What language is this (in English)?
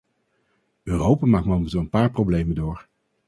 Dutch